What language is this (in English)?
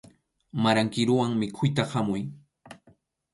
Arequipa-La Unión Quechua